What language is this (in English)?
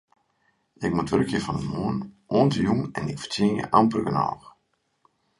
Western Frisian